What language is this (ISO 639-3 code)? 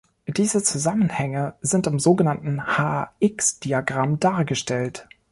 deu